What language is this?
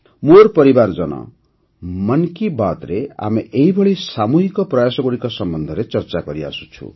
Odia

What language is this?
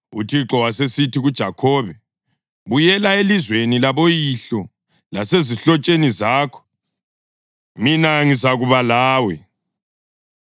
North Ndebele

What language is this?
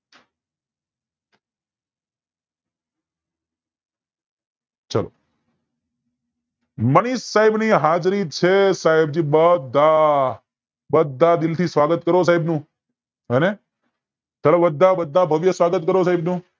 Gujarati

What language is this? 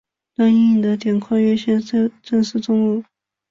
Chinese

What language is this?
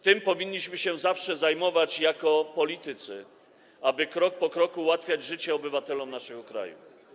Polish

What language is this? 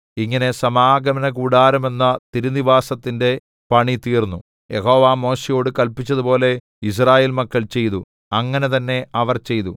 Malayalam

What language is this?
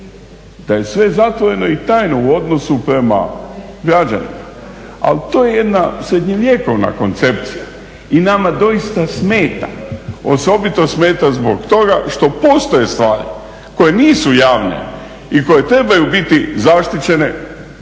Croatian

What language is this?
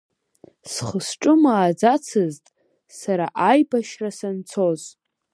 Abkhazian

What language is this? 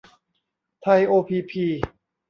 Thai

